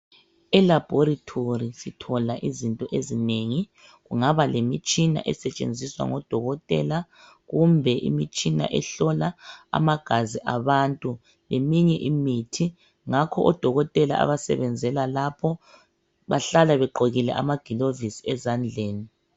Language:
North Ndebele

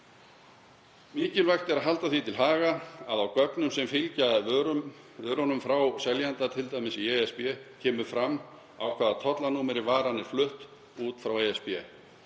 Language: Icelandic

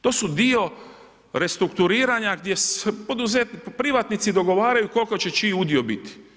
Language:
Croatian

